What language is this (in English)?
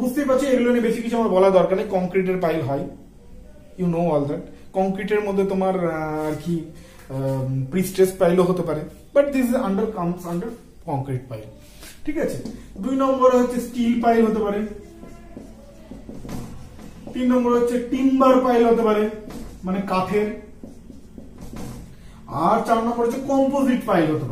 Hindi